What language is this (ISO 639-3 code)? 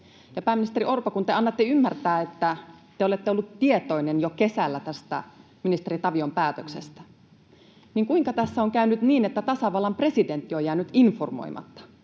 fin